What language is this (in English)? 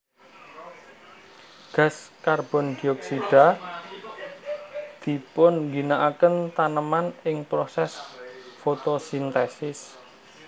Javanese